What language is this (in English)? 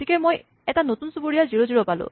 Assamese